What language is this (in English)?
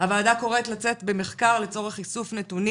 Hebrew